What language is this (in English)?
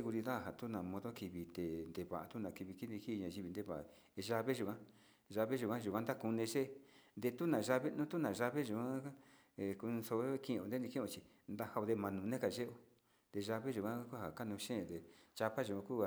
Sinicahua Mixtec